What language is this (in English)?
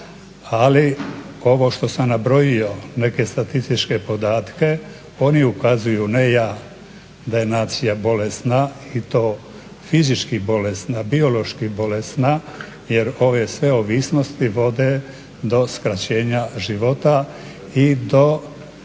Croatian